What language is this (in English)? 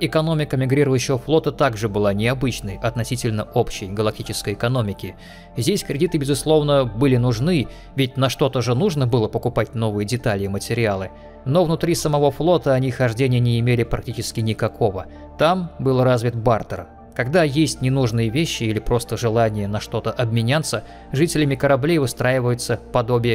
Russian